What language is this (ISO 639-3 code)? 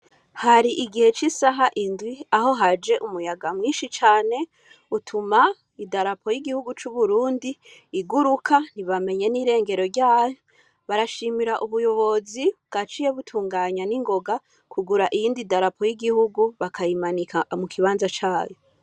run